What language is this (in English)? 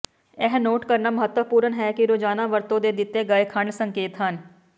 Punjabi